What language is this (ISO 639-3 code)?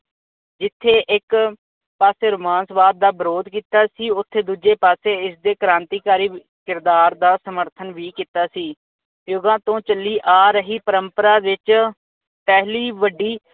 pan